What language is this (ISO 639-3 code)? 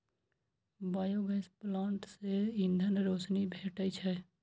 mai